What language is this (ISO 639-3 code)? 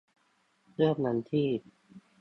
tha